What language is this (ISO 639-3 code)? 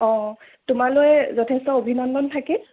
asm